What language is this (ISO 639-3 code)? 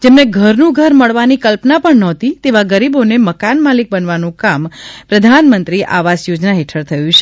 guj